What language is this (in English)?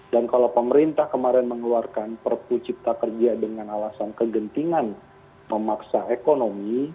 Indonesian